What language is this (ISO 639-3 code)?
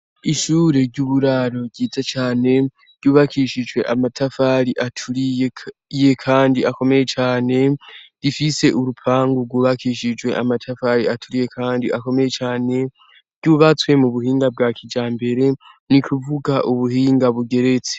run